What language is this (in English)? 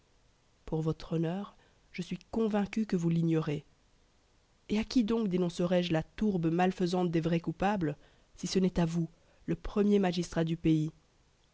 French